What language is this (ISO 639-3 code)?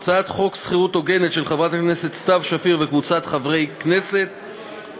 heb